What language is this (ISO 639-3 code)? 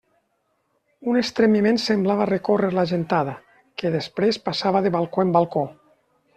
cat